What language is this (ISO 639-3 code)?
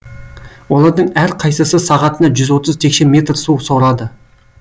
kaz